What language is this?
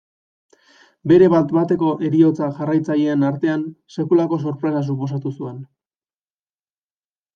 Basque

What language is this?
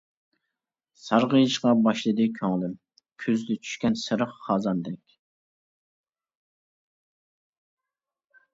Uyghur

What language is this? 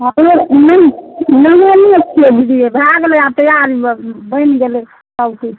Maithili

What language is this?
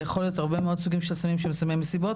Hebrew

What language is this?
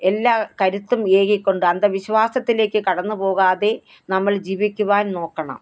Malayalam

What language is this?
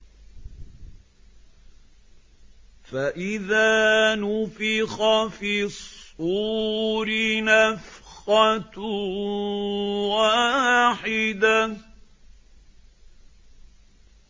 Arabic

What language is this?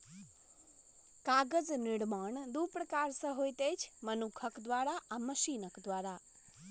Maithili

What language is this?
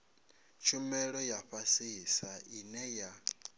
Venda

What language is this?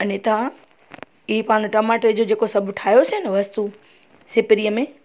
Sindhi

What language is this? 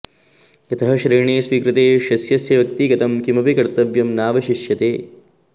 Sanskrit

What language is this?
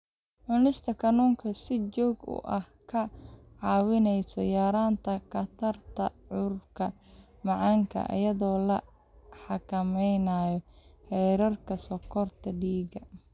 Somali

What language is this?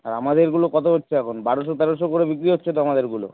Bangla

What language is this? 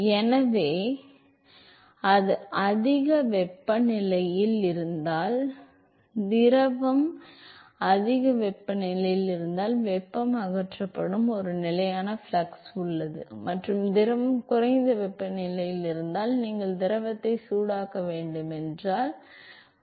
Tamil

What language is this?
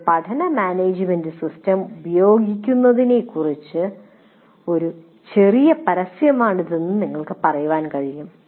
Malayalam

